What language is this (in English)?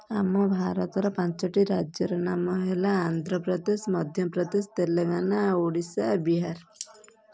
Odia